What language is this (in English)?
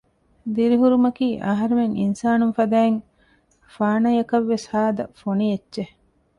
Divehi